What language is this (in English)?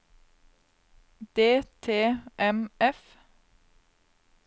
Norwegian